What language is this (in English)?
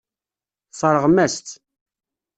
Kabyle